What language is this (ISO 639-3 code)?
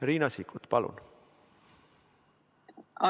est